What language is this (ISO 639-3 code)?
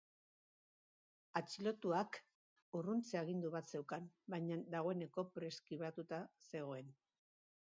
eus